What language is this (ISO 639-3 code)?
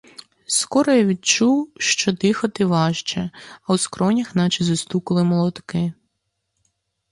ukr